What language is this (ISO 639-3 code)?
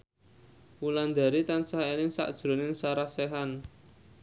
jav